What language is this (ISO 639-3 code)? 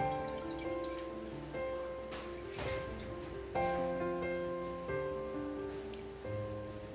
vie